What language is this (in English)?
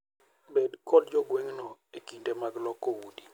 Luo (Kenya and Tanzania)